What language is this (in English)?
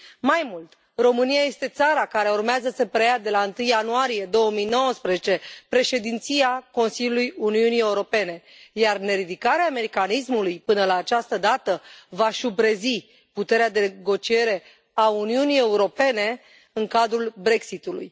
Romanian